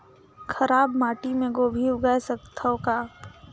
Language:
Chhattisgarhi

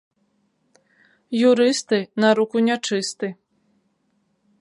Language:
Belarusian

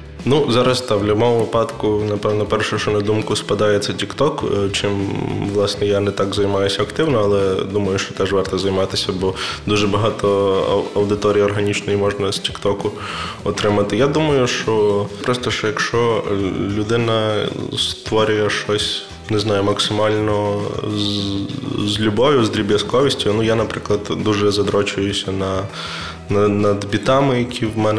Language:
Ukrainian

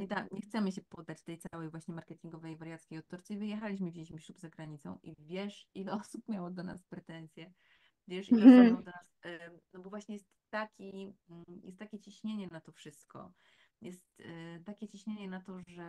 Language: Polish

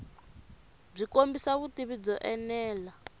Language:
Tsonga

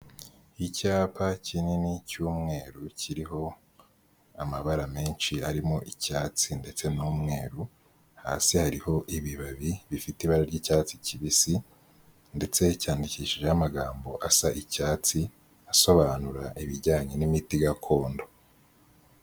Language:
Kinyarwanda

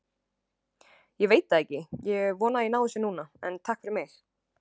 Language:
Icelandic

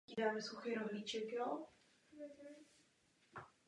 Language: Czech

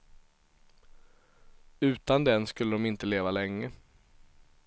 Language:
Swedish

